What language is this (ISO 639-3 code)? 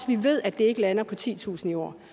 dan